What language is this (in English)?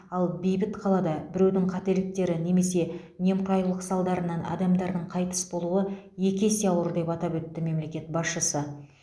Kazakh